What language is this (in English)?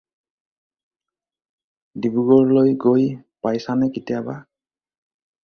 Assamese